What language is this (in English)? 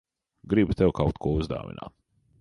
Latvian